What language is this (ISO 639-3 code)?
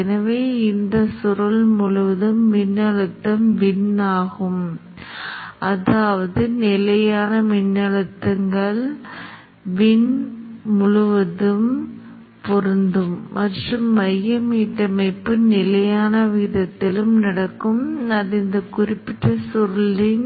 tam